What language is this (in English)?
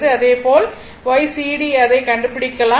Tamil